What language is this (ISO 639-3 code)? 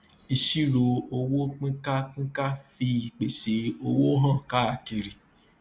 yor